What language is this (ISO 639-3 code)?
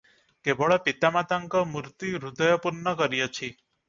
ori